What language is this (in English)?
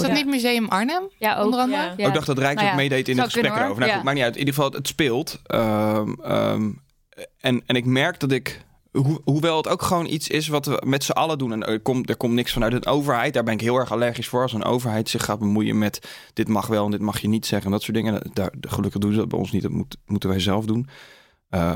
Dutch